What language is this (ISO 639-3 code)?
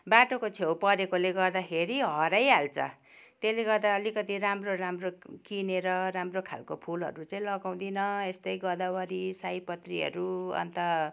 nep